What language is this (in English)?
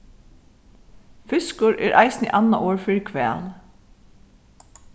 Faroese